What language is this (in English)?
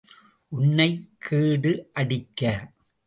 Tamil